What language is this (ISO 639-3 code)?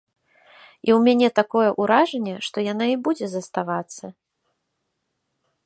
bel